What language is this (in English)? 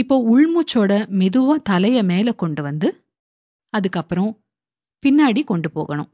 Tamil